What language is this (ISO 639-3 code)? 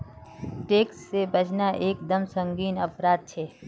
mag